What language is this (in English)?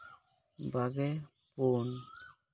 Santali